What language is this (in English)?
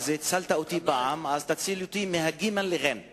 Hebrew